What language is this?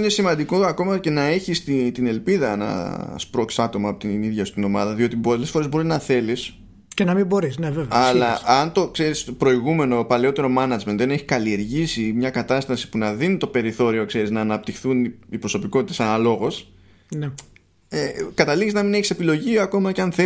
Greek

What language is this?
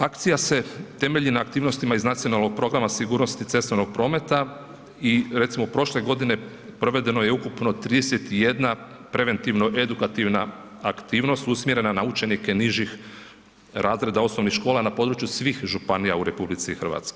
Croatian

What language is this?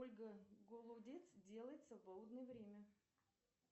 Russian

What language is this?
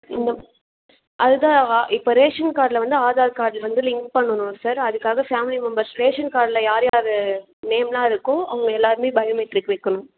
Tamil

